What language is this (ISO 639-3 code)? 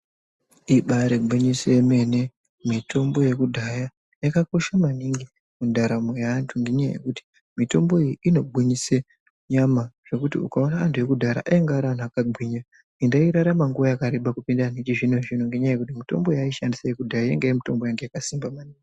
ndc